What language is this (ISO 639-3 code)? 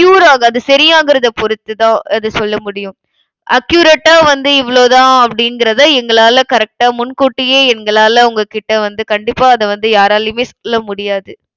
tam